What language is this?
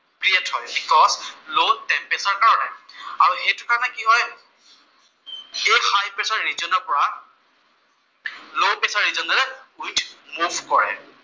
Assamese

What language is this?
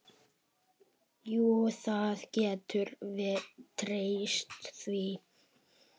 Icelandic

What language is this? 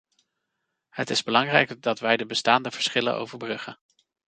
Dutch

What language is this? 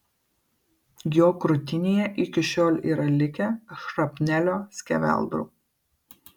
Lithuanian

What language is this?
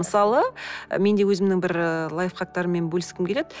Kazakh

